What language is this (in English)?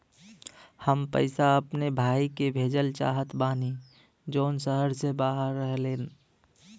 Bhojpuri